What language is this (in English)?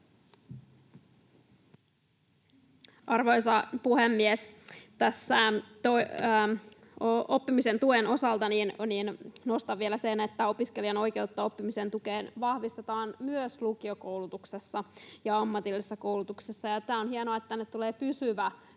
Finnish